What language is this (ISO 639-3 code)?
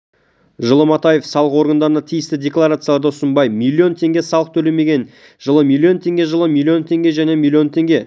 kaz